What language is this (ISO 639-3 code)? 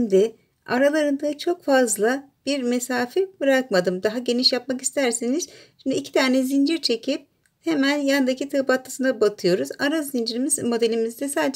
tur